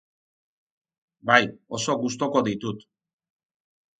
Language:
Basque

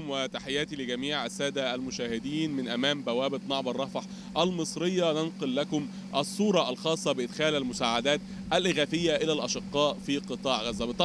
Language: Arabic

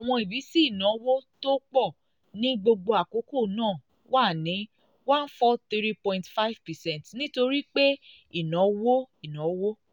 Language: Yoruba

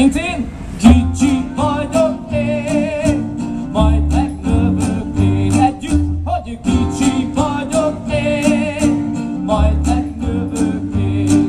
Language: Hungarian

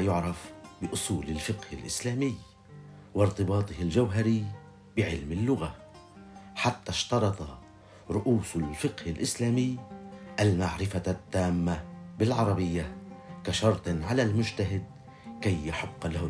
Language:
Arabic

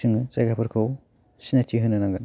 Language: Bodo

